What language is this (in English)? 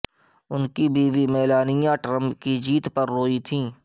Urdu